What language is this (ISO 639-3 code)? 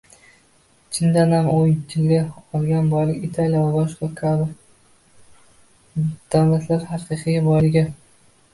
uzb